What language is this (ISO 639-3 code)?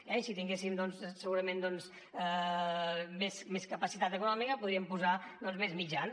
cat